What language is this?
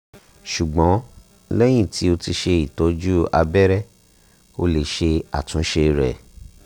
Yoruba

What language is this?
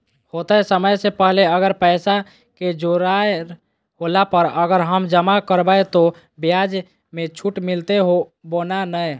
Magahi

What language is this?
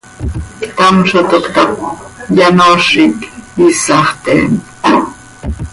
Seri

